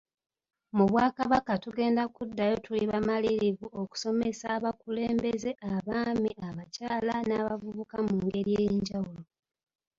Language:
Ganda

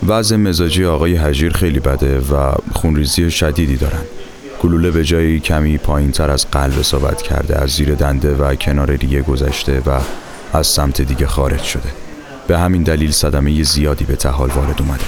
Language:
Persian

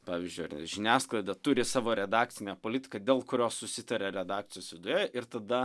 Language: Lithuanian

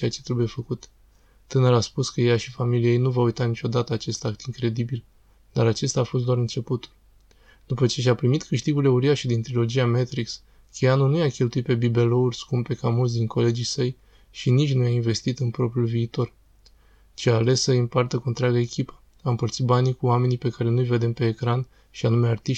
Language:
Romanian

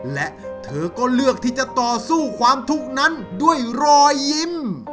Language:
Thai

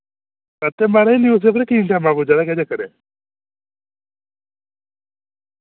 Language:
Dogri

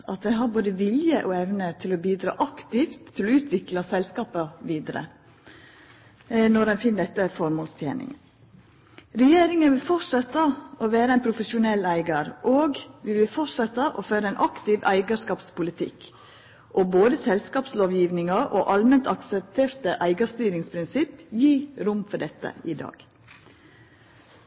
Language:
Norwegian Nynorsk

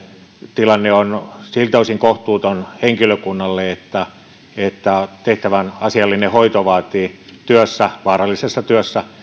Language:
Finnish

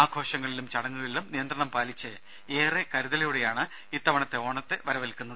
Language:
Malayalam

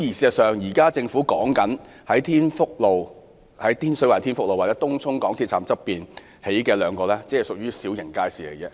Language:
Cantonese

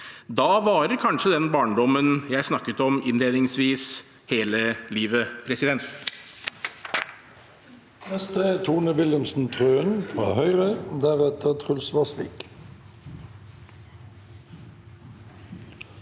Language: Norwegian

